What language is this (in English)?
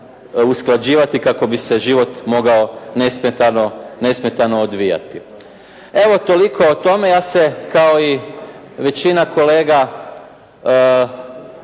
Croatian